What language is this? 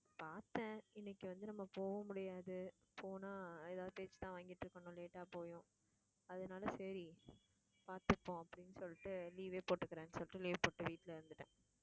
Tamil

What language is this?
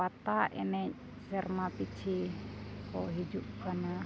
Santali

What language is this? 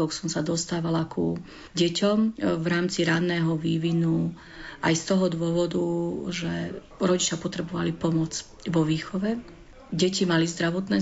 Slovak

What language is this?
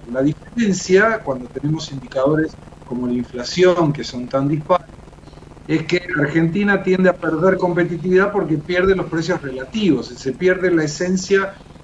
Spanish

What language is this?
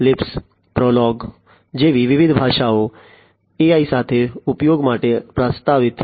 Gujarati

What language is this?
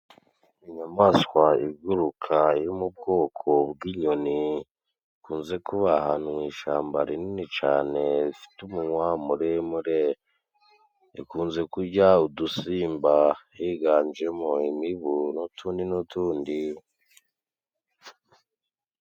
Kinyarwanda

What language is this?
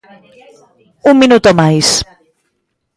Galician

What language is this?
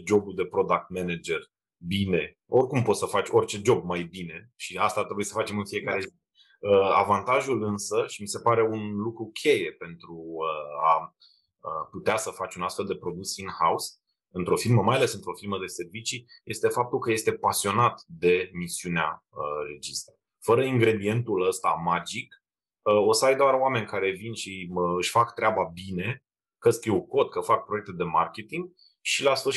Romanian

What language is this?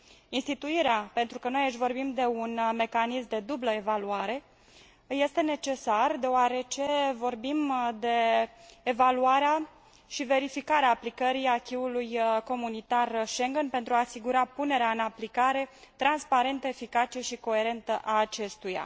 Romanian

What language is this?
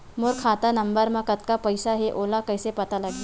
Chhattisgarhi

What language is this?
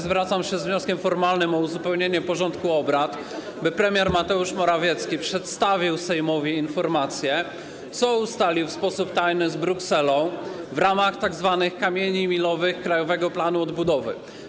Polish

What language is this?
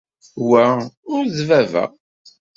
Kabyle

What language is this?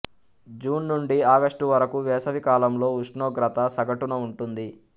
Telugu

